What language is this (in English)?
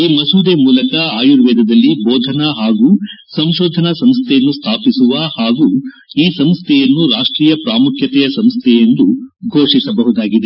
Kannada